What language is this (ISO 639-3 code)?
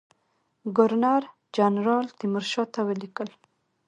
pus